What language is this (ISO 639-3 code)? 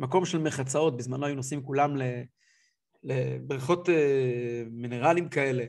heb